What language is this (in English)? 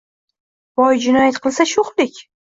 Uzbek